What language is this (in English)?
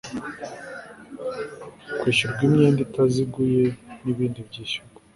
Kinyarwanda